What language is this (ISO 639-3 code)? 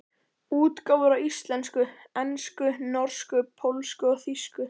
isl